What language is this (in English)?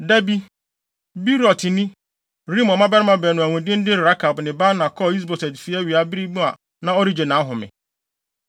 Akan